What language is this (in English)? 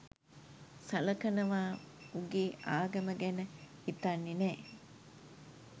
Sinhala